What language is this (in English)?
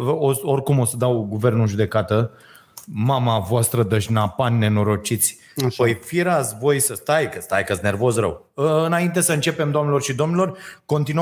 Romanian